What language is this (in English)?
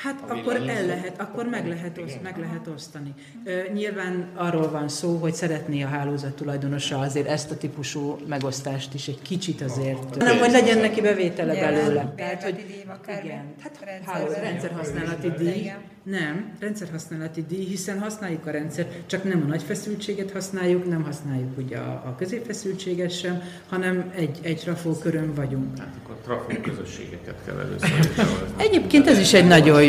Hungarian